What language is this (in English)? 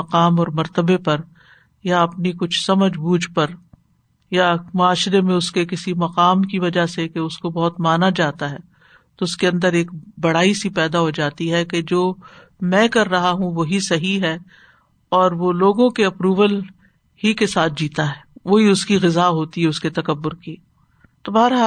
Urdu